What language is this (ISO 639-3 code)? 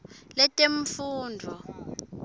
ssw